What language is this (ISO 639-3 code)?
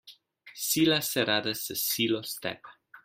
slv